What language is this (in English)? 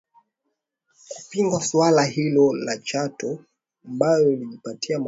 Swahili